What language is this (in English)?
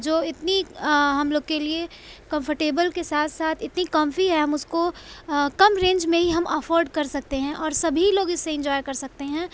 Urdu